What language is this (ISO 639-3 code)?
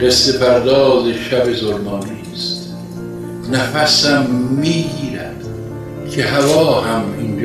fas